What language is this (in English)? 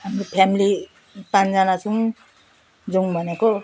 Nepali